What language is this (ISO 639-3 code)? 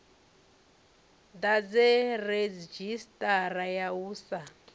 ven